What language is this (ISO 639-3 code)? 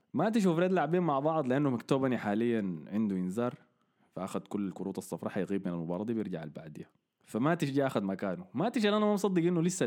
ara